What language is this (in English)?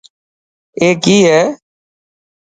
Dhatki